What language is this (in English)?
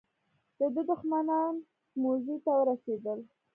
Pashto